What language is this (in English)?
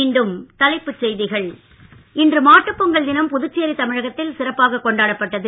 Tamil